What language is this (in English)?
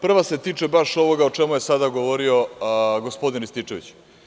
Serbian